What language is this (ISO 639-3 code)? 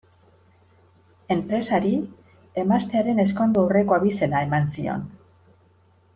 eus